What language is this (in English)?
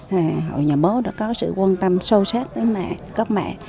Vietnamese